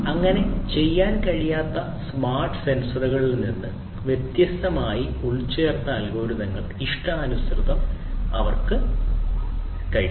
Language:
Malayalam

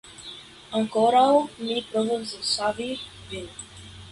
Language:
Esperanto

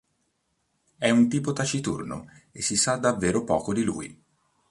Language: Italian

